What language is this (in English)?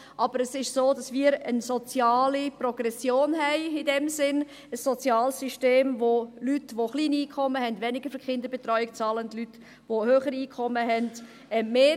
Swiss German